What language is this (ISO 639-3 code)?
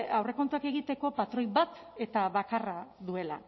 eus